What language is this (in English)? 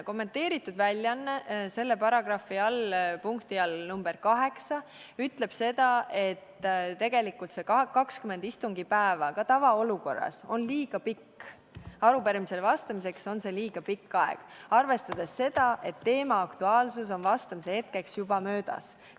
Estonian